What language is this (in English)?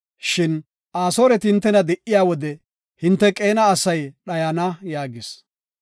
Gofa